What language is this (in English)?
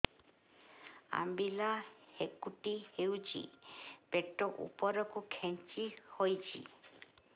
Odia